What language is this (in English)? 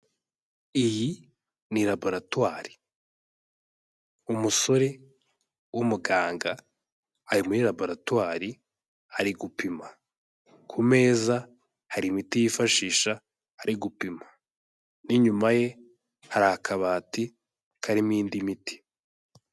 Kinyarwanda